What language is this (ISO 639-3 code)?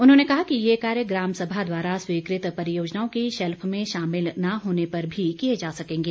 hin